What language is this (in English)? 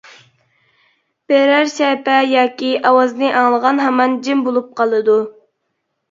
Uyghur